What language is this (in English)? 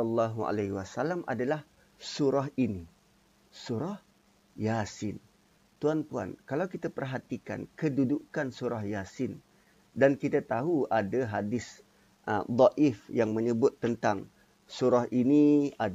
Malay